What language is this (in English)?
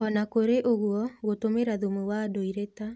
Kikuyu